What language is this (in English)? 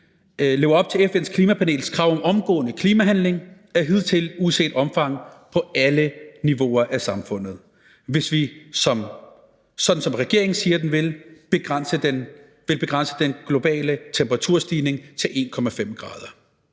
Danish